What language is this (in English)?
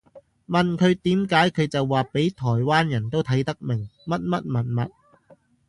Cantonese